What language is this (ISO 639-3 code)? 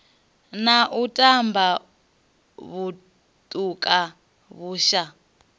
ven